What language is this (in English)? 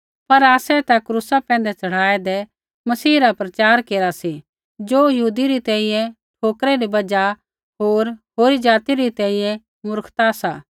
Kullu Pahari